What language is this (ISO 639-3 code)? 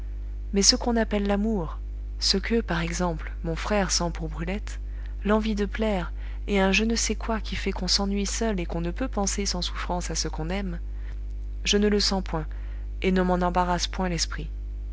fra